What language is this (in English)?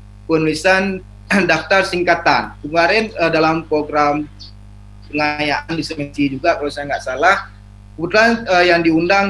Indonesian